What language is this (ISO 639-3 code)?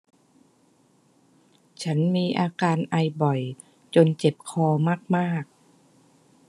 tha